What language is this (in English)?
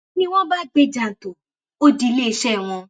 Yoruba